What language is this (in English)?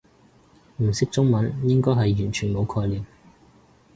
Cantonese